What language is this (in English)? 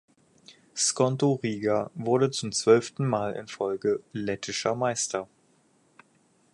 German